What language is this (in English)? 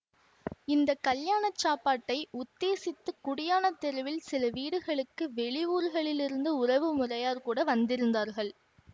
Tamil